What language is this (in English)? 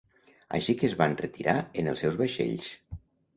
Catalan